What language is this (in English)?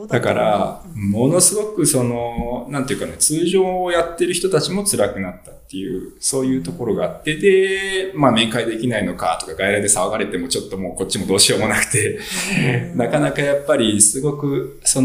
Japanese